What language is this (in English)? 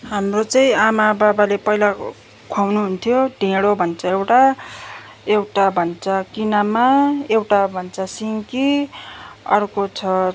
Nepali